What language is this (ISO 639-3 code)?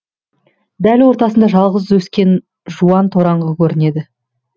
kaz